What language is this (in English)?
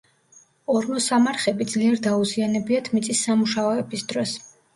Georgian